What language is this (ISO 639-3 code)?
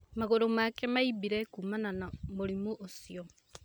kik